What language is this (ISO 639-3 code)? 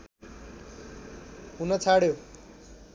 nep